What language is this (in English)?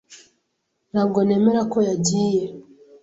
Kinyarwanda